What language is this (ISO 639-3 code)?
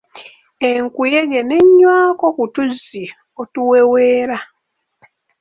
lug